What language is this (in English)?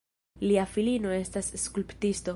Esperanto